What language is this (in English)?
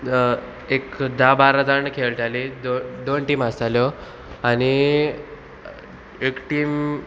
Konkani